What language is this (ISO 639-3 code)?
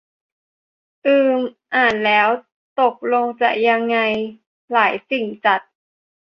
tha